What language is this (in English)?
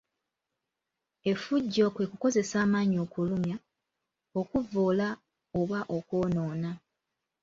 Ganda